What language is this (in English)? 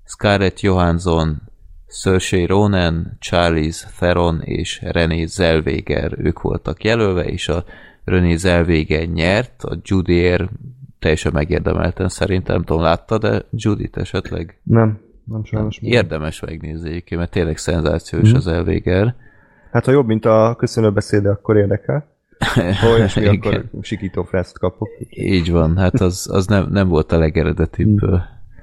Hungarian